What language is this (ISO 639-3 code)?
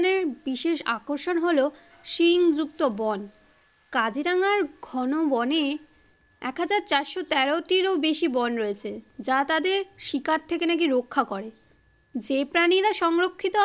ben